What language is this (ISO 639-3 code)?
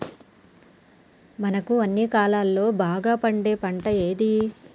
tel